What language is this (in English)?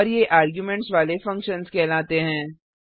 Hindi